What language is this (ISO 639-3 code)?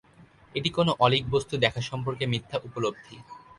ben